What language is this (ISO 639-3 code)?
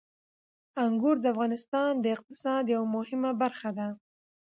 pus